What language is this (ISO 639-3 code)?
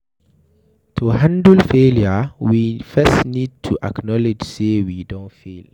pcm